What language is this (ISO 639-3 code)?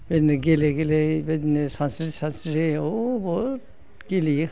brx